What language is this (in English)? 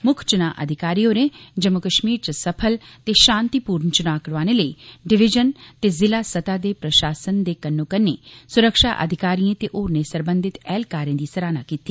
Dogri